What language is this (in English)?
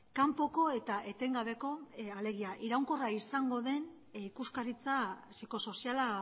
Basque